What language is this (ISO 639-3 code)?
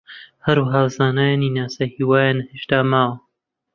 ckb